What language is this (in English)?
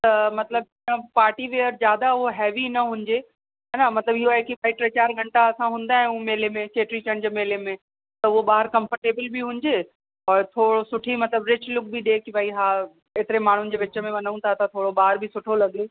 Sindhi